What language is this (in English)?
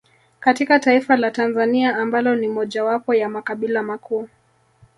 Swahili